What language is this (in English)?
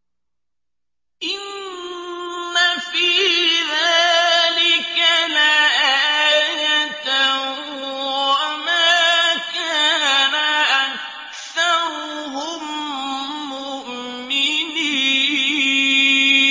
Arabic